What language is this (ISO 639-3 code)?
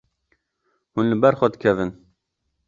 kur